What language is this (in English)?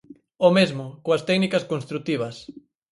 Galician